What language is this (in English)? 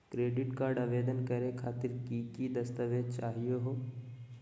Magahi